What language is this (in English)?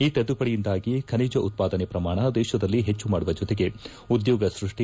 Kannada